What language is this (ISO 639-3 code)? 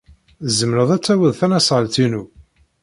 kab